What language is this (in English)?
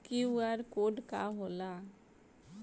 Bhojpuri